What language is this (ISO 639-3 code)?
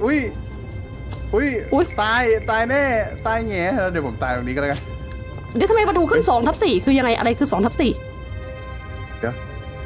tha